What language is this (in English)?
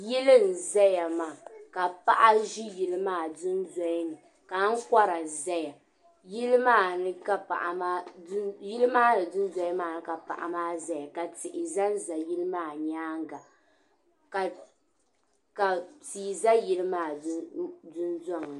Dagbani